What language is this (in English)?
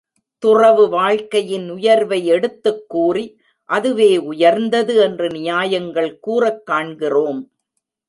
Tamil